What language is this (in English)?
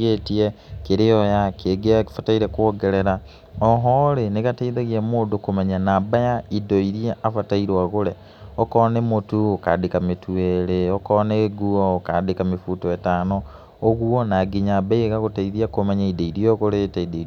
Kikuyu